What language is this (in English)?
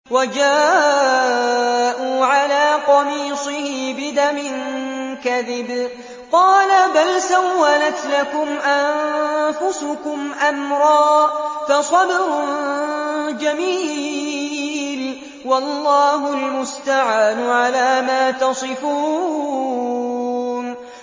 Arabic